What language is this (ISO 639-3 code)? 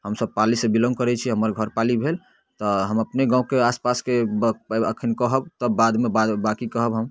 mai